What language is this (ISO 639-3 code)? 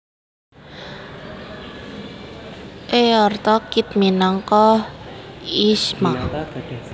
jav